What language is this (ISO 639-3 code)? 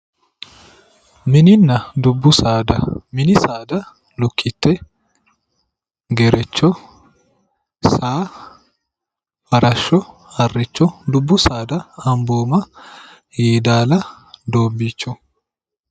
sid